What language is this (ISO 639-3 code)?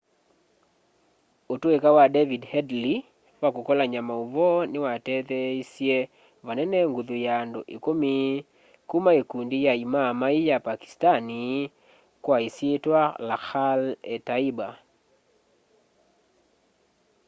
kam